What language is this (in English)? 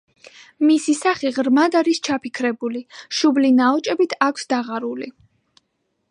Georgian